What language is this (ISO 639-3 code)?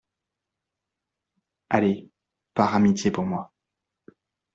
fra